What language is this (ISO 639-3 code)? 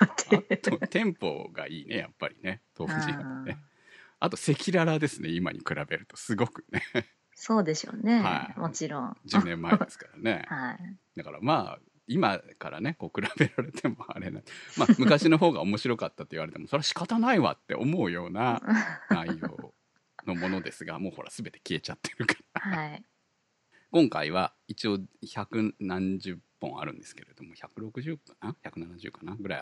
jpn